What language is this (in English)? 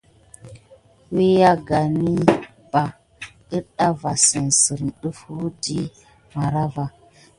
Gidar